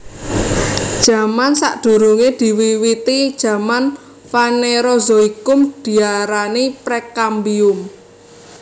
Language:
Javanese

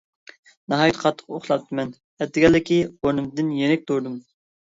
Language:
Uyghur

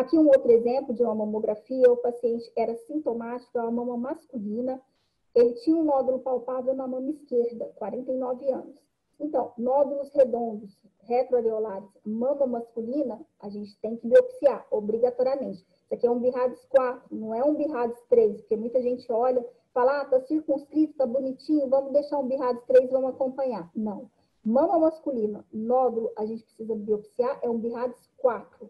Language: Portuguese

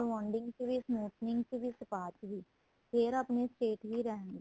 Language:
Punjabi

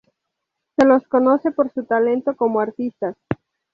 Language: Spanish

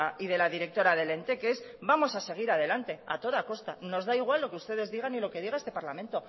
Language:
Spanish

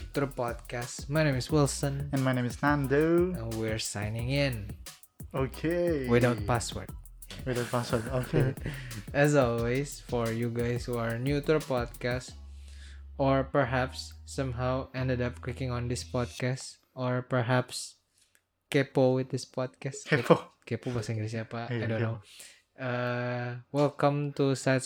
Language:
Indonesian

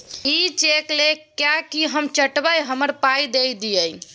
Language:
Maithili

